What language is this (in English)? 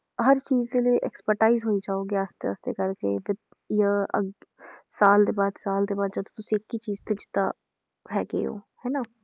Punjabi